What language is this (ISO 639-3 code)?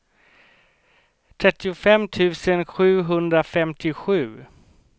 swe